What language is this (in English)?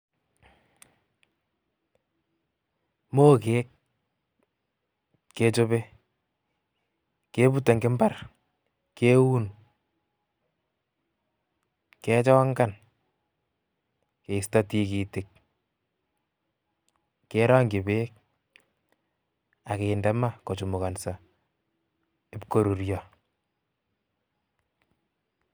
Kalenjin